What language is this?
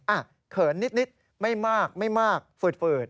Thai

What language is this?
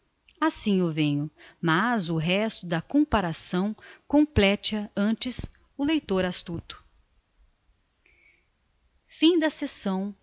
Portuguese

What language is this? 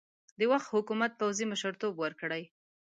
Pashto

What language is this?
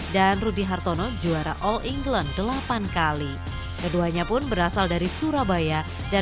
Indonesian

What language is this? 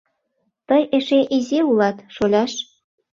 Mari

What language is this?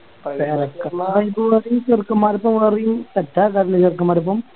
Malayalam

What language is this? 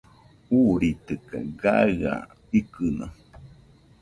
Nüpode Huitoto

